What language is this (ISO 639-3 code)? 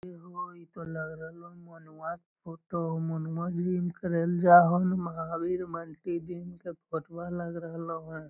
mag